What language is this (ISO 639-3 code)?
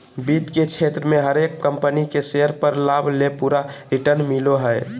mag